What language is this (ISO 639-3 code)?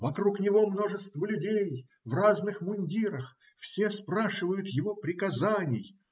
rus